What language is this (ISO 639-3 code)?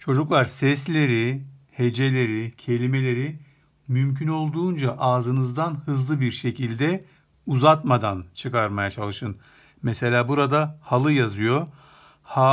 tur